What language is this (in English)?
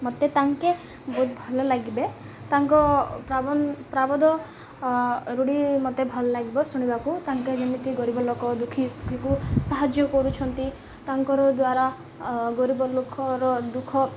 Odia